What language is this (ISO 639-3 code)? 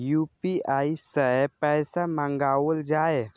mai